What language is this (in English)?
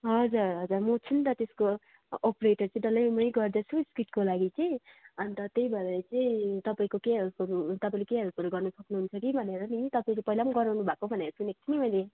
Nepali